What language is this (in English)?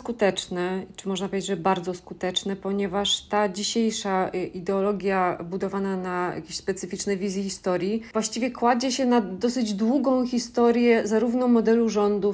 Polish